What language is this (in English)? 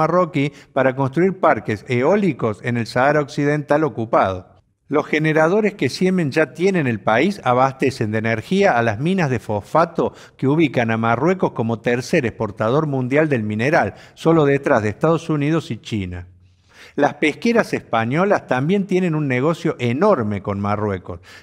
Spanish